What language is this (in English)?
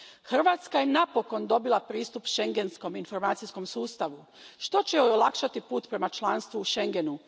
Croatian